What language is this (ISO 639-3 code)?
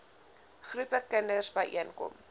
afr